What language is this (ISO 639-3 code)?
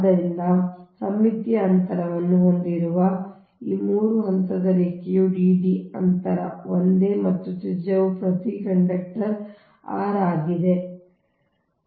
kan